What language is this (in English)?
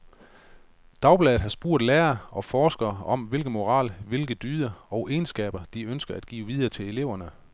Danish